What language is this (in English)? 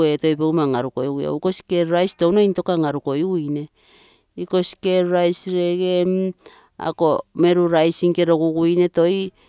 Terei